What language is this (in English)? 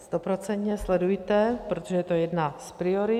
Czech